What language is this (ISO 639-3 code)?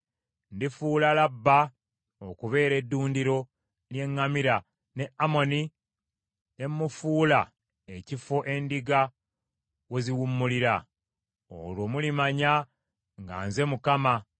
lug